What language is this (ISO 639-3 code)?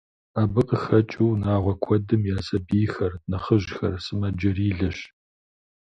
kbd